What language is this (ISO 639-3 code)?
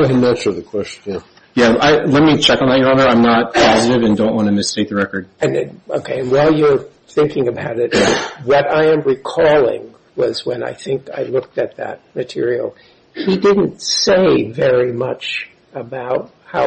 eng